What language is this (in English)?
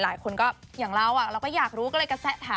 Thai